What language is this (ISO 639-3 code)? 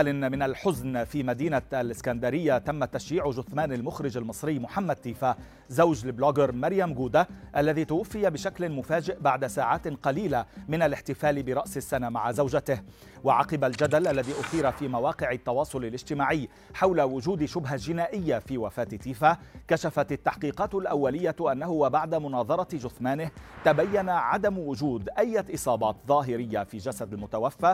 ara